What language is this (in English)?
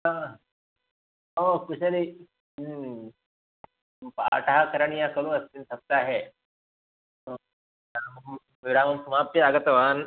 Sanskrit